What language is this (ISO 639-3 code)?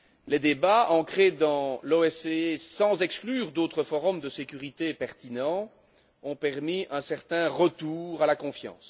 fra